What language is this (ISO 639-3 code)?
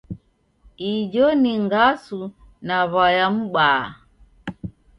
dav